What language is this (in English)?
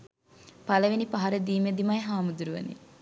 Sinhala